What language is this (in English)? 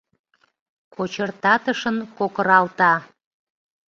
Mari